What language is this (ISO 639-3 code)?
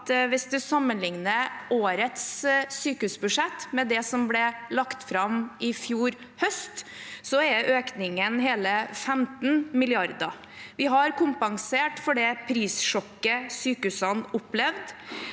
nor